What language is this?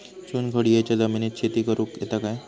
Marathi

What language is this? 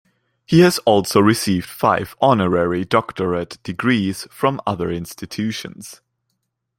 English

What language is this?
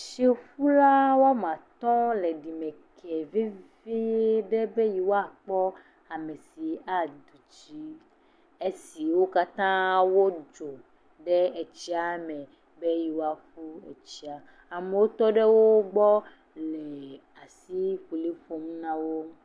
Ewe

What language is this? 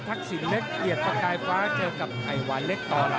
Thai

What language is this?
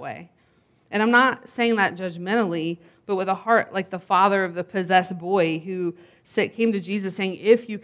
English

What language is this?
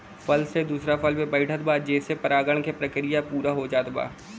Bhojpuri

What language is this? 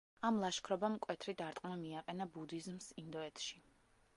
Georgian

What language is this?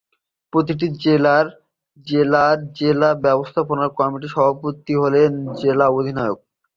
Bangla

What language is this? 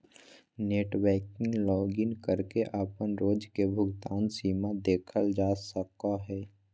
Magahi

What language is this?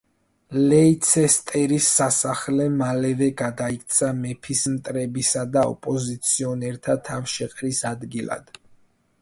Georgian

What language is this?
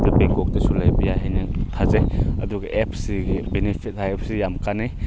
Manipuri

